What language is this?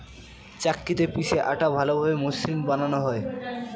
Bangla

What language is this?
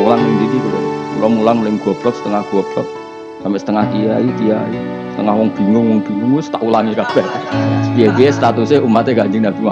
Indonesian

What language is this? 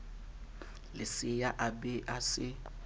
Southern Sotho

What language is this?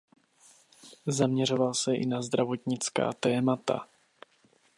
Czech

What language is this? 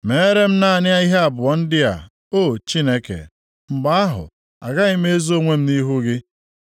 Igbo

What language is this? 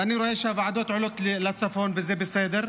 Hebrew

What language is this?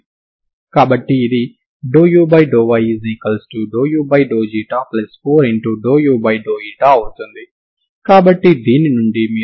Telugu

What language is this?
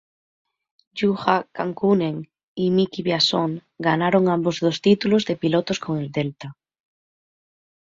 Spanish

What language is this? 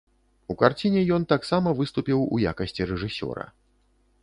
Belarusian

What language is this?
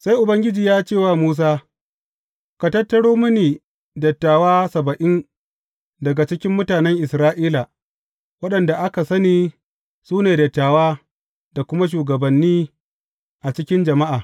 Hausa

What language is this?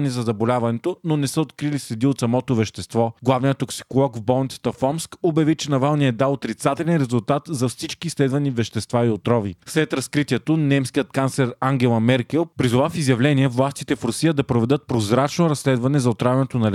Bulgarian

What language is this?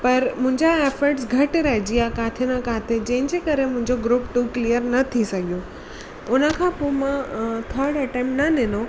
Sindhi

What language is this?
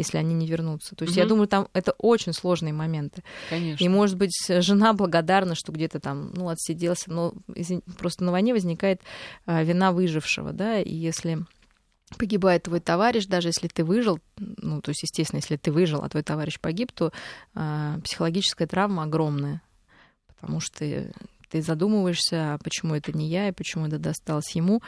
Russian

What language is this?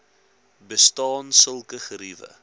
Afrikaans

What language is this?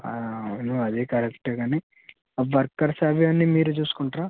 Telugu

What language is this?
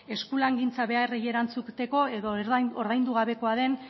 Basque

